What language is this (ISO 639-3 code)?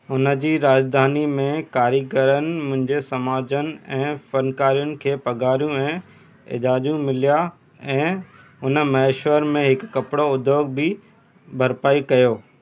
snd